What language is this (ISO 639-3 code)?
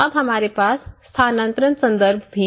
hin